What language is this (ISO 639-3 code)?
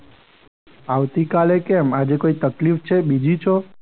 guj